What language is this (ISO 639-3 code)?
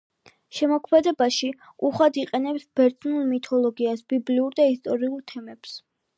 kat